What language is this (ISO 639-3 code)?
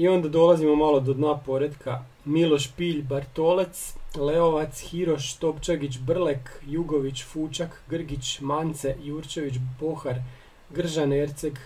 hrv